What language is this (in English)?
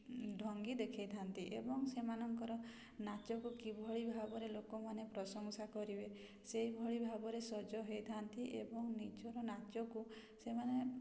Odia